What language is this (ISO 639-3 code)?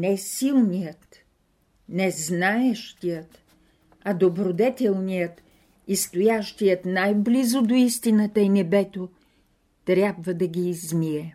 bul